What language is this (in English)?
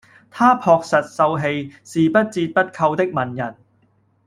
Cantonese